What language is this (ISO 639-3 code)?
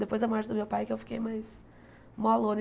por